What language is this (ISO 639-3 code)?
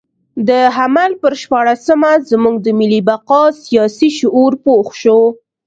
pus